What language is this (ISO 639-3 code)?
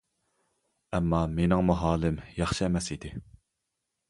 uig